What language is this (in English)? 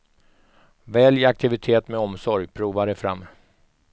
Swedish